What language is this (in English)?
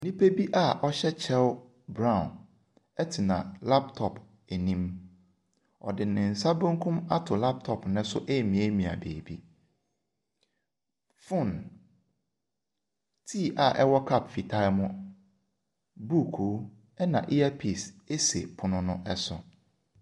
Akan